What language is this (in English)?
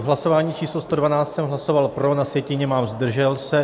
Czech